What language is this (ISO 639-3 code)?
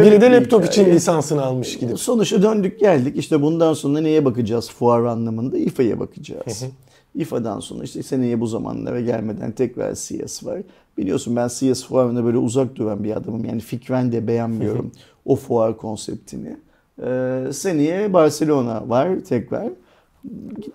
tur